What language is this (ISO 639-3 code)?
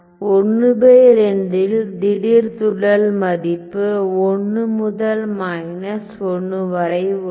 tam